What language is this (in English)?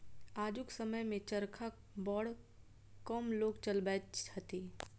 Maithili